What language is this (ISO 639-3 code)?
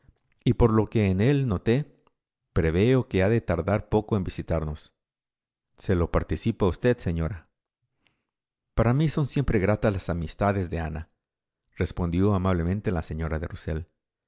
spa